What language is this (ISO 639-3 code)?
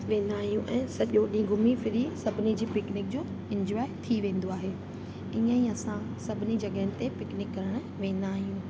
snd